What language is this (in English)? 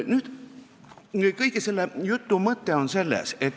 Estonian